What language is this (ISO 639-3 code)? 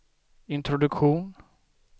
swe